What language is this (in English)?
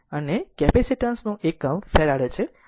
Gujarati